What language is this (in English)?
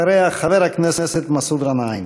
Hebrew